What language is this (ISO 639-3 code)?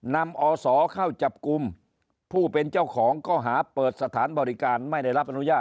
tha